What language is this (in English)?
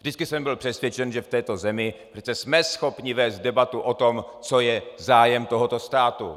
Czech